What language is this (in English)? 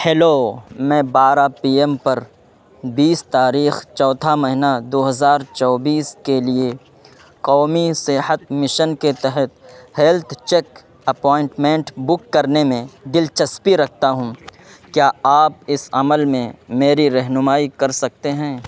Urdu